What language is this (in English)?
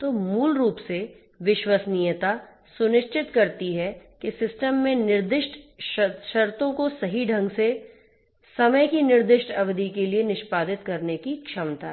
Hindi